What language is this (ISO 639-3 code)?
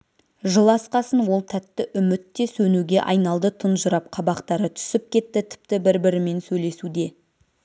kaz